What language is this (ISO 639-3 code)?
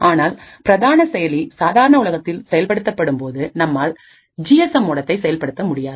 tam